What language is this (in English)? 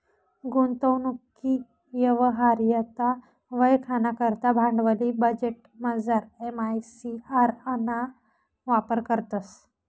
Marathi